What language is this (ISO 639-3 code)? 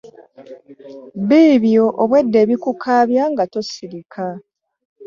lug